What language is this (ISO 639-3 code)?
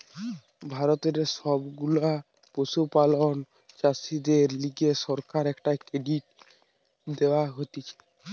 ben